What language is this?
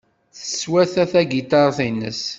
Kabyle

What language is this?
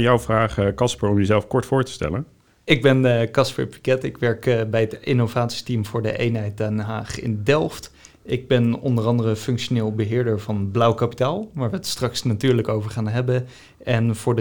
Dutch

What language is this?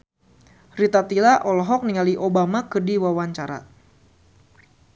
Sundanese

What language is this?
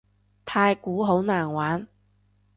Cantonese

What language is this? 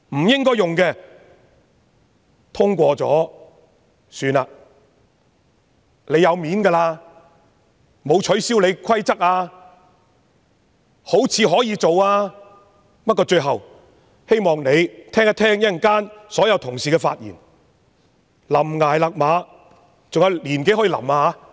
Cantonese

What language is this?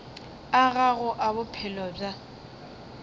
Northern Sotho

